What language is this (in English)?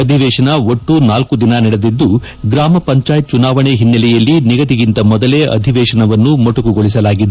Kannada